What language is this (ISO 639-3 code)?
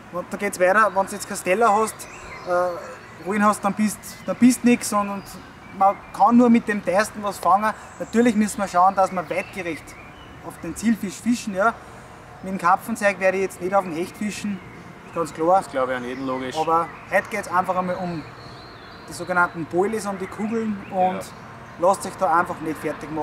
deu